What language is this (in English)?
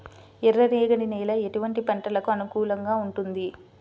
Telugu